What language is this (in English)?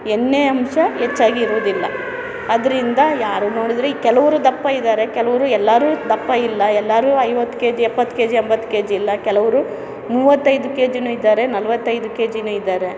Kannada